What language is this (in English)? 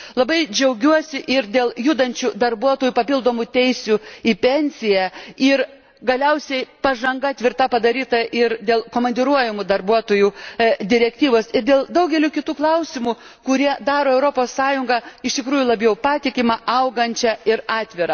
Lithuanian